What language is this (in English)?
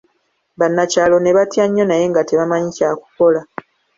Ganda